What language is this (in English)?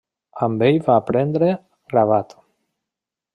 Catalan